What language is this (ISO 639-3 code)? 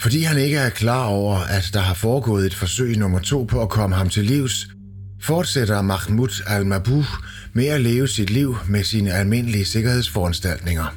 dan